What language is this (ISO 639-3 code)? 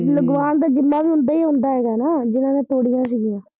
pan